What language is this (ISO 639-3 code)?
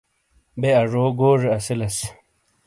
scl